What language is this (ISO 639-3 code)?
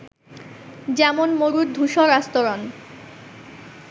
ben